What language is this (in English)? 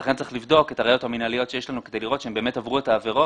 Hebrew